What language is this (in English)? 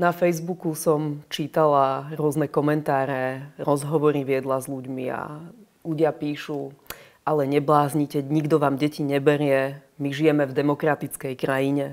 Czech